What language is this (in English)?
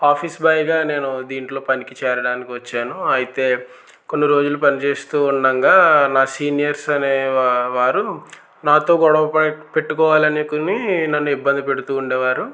Telugu